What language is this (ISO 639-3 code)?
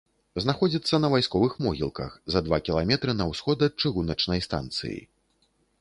bel